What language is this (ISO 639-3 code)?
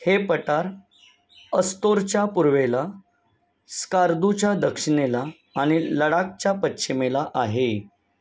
mar